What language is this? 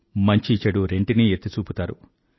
Telugu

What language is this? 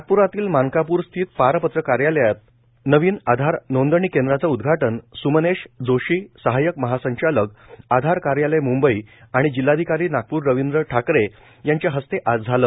Marathi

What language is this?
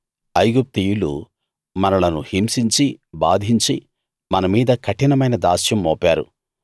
Telugu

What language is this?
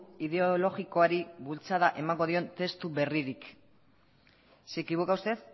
Basque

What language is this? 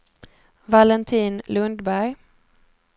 Swedish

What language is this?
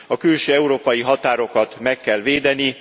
Hungarian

